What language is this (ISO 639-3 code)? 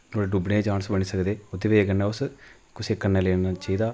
doi